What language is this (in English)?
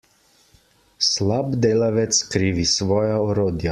Slovenian